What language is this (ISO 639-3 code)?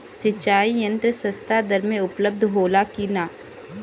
bho